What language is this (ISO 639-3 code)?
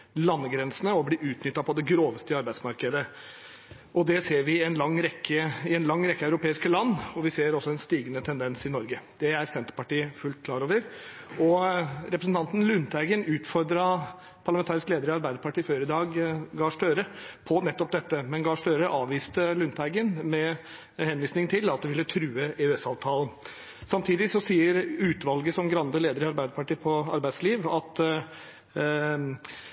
nob